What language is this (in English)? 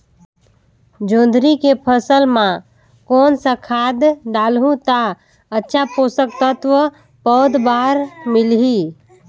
Chhattisgarhi